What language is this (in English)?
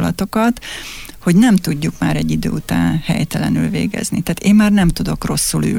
Hungarian